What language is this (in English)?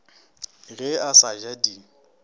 Northern Sotho